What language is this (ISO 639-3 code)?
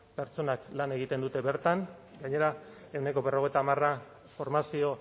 eus